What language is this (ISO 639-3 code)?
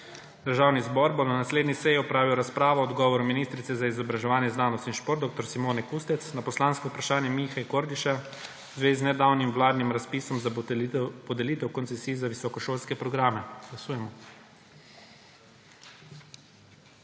slv